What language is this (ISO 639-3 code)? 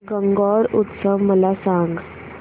mar